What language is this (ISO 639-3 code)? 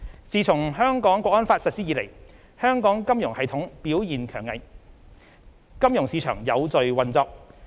yue